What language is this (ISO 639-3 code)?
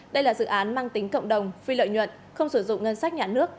vie